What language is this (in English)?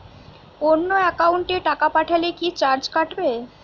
Bangla